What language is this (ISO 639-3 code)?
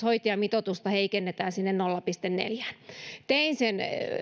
fin